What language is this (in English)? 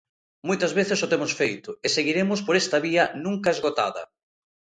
Galician